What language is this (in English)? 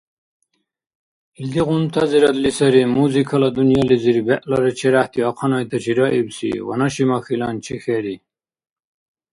Dargwa